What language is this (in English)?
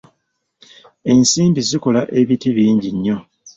Ganda